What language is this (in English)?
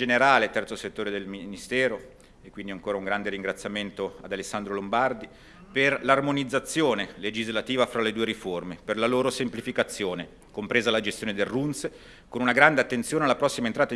Italian